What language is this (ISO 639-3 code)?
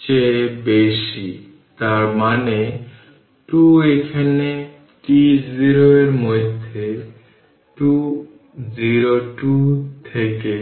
ben